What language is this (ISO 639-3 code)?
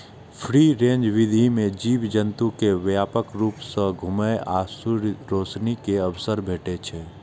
mai